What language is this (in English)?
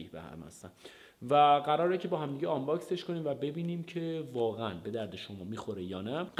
Persian